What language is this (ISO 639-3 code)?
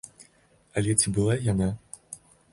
bel